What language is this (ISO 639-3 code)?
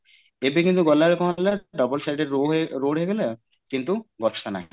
ori